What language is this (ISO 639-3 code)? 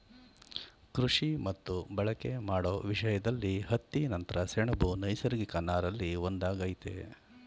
kan